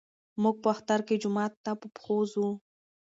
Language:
Pashto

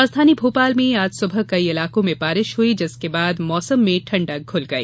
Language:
Hindi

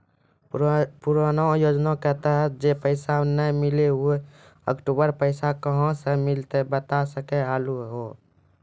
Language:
Maithili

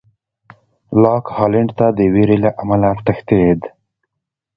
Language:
Pashto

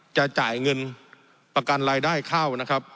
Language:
Thai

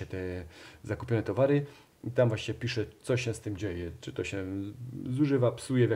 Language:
Polish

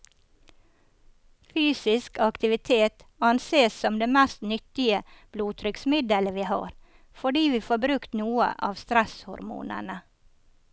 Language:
Norwegian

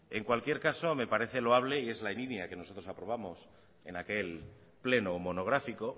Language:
Spanish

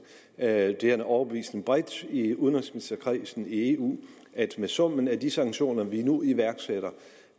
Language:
Danish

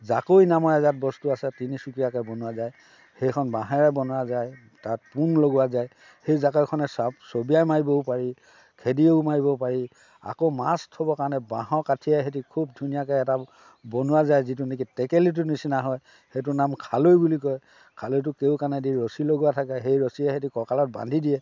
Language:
Assamese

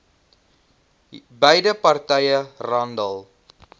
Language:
Afrikaans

